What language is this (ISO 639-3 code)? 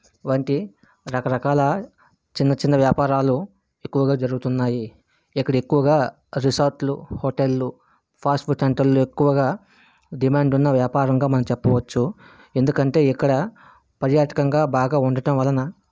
tel